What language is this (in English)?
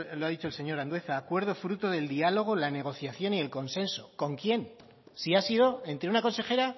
Spanish